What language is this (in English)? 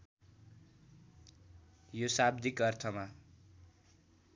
Nepali